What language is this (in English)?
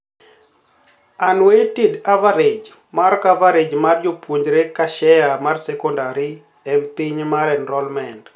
Luo (Kenya and Tanzania)